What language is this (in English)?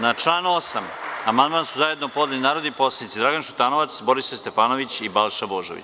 Serbian